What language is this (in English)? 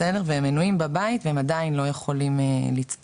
Hebrew